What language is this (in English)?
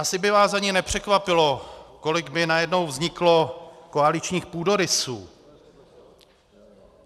Czech